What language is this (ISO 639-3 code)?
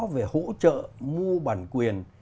vie